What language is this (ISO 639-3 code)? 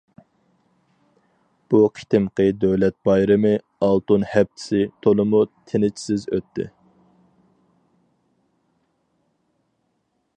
uig